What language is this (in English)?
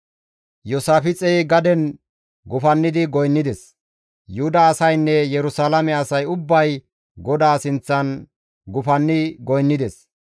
Gamo